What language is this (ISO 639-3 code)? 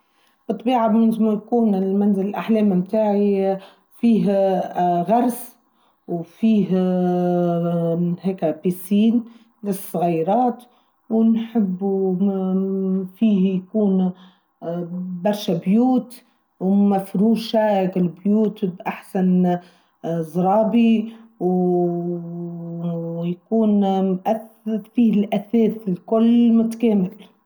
aeb